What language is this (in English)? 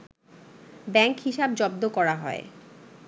Bangla